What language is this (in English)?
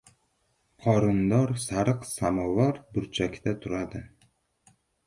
Uzbek